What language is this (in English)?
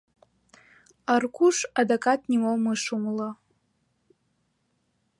Mari